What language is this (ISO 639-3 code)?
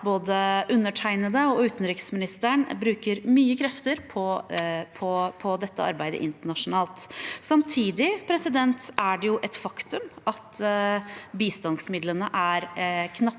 nor